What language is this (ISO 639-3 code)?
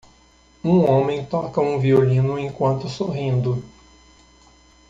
por